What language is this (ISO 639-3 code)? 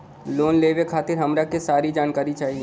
bho